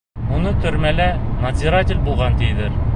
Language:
Bashkir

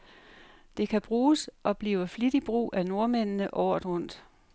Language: Danish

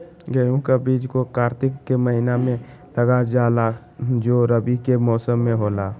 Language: Magahi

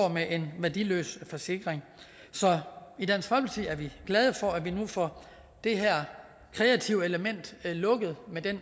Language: Danish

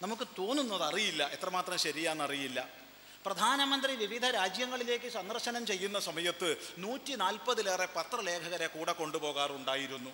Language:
Malayalam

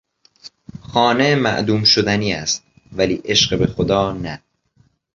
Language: Persian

